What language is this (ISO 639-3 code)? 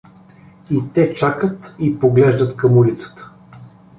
bul